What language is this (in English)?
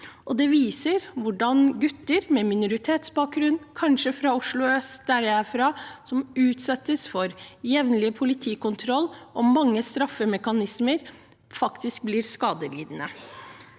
Norwegian